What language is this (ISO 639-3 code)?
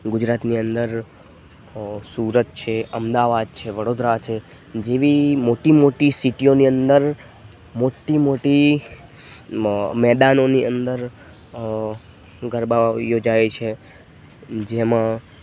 guj